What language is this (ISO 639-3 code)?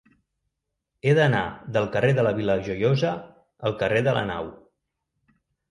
cat